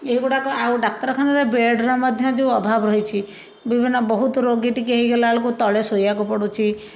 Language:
Odia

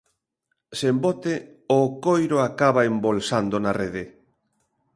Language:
Galician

